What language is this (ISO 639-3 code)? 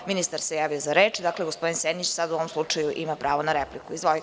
srp